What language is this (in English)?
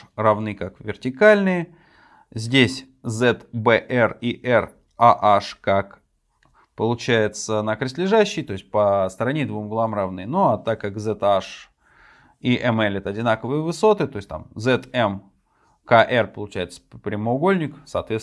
Russian